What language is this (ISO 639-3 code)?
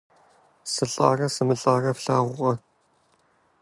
kbd